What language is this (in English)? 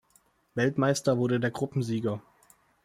German